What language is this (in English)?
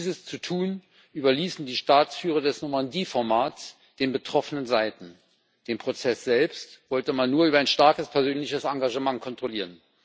German